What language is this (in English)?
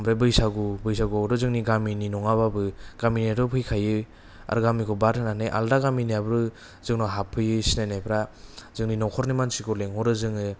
Bodo